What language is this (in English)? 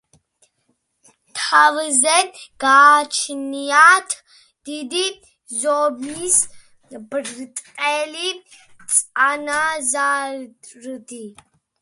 Georgian